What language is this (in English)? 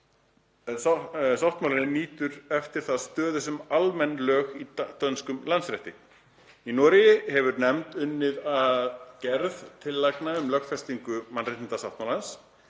Icelandic